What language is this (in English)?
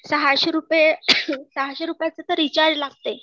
Marathi